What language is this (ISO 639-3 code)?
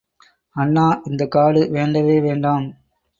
tam